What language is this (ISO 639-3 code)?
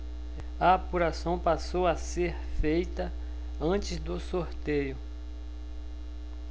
por